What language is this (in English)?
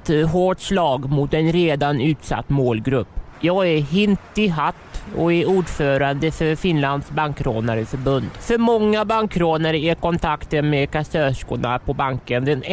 Swedish